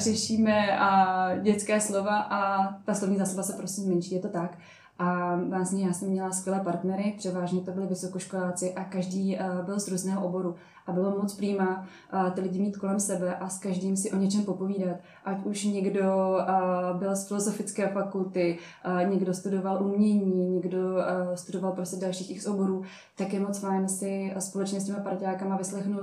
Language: Czech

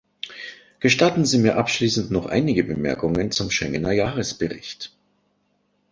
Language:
German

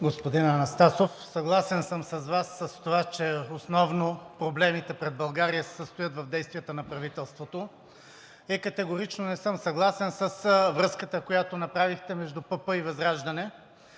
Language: Bulgarian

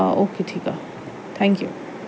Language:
Sindhi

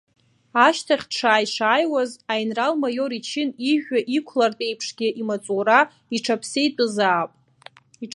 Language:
Abkhazian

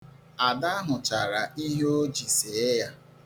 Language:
Igbo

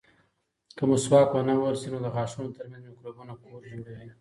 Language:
Pashto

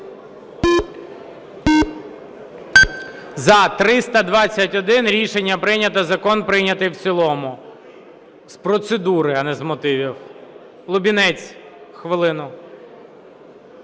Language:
Ukrainian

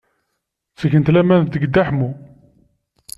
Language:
Kabyle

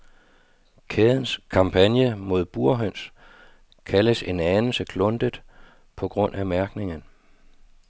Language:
Danish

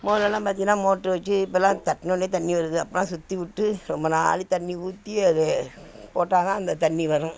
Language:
Tamil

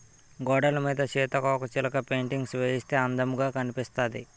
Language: Telugu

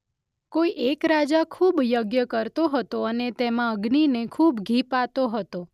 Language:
Gujarati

